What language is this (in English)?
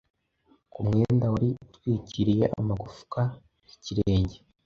Kinyarwanda